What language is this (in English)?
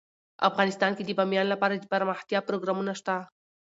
Pashto